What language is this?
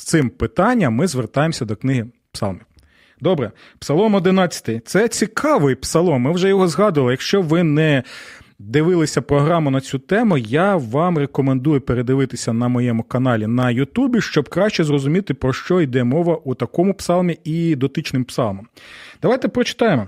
Ukrainian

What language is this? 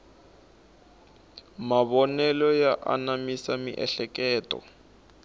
Tsonga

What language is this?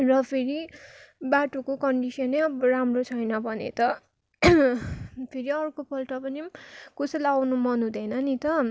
Nepali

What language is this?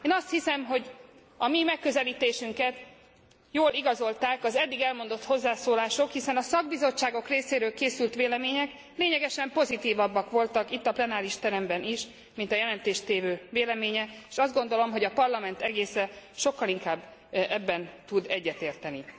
Hungarian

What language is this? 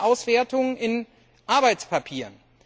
German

